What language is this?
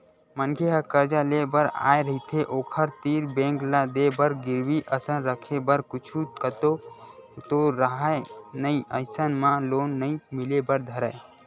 Chhattisgarhi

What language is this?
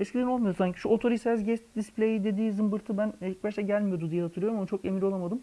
Turkish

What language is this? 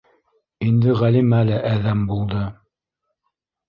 Bashkir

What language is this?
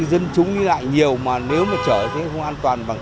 Vietnamese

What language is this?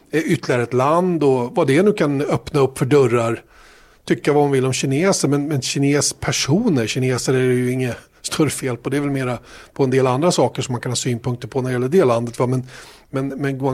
Swedish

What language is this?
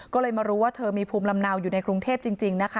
Thai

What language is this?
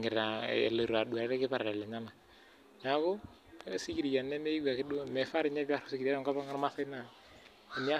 Masai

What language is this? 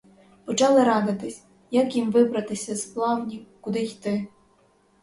Ukrainian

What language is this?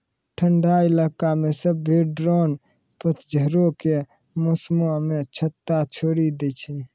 Maithili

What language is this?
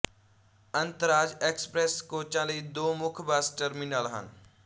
Punjabi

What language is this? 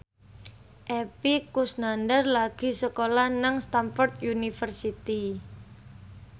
Javanese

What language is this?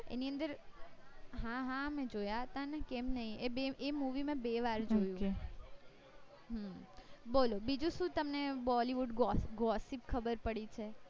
Gujarati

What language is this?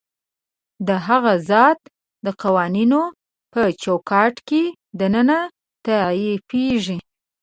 Pashto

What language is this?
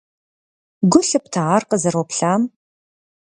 Kabardian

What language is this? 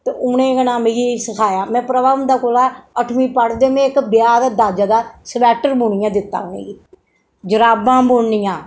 Dogri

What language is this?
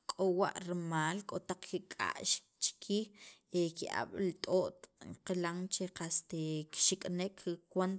Sacapulteco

